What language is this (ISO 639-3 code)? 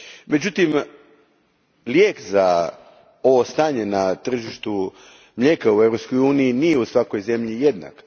hrv